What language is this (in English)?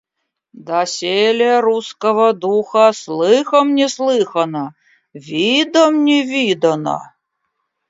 Russian